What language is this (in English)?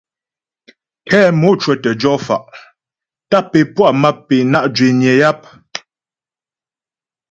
Ghomala